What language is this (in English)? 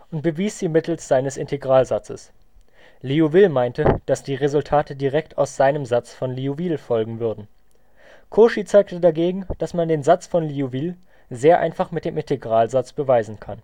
German